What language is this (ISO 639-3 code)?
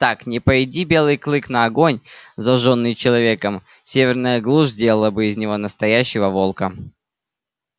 rus